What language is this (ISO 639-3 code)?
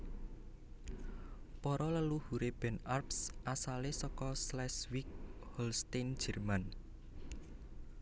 jav